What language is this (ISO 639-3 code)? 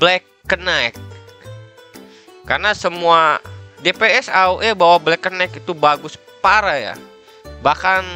ind